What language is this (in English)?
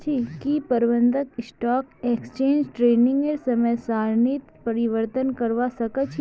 Magahi